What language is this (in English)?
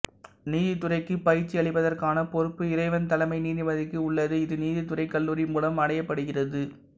Tamil